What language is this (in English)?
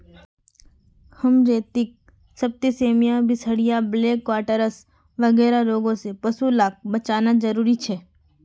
Magahi